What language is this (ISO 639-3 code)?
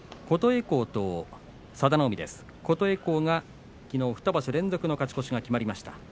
jpn